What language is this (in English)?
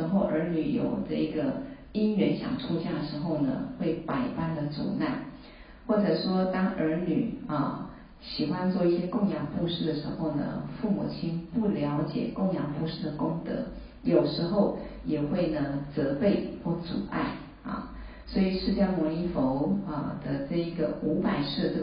Chinese